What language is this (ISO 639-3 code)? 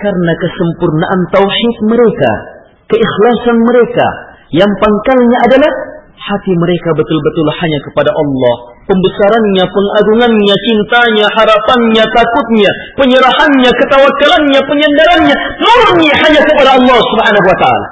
msa